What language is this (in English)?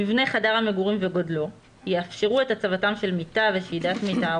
Hebrew